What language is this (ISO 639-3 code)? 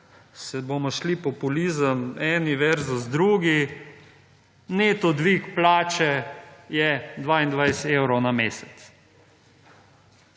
slv